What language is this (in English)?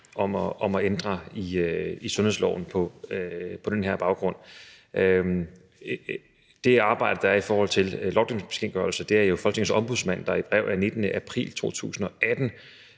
Danish